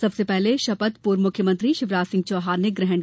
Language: Hindi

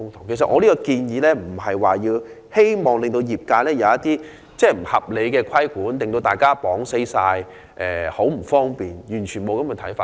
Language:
Cantonese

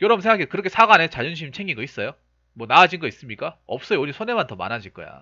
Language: Korean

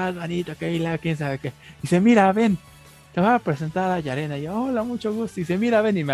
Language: Spanish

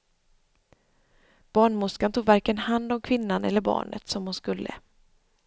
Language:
Swedish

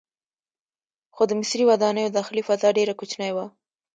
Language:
Pashto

